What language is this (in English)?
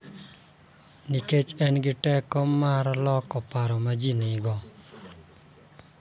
Luo (Kenya and Tanzania)